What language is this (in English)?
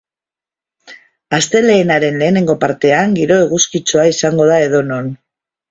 Basque